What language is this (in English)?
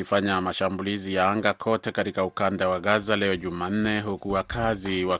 Swahili